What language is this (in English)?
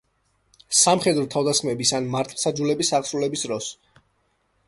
Georgian